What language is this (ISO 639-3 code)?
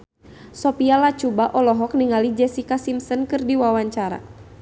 sun